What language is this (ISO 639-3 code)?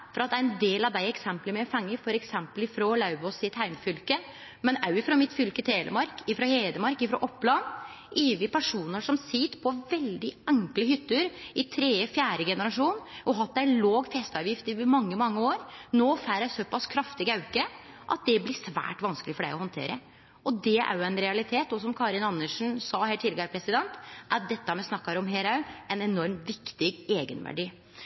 nno